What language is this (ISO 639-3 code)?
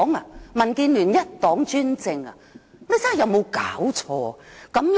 yue